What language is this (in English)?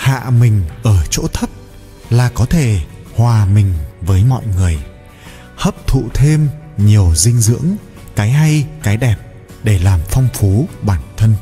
Vietnamese